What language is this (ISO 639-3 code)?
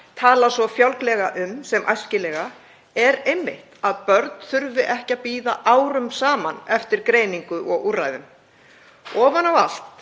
isl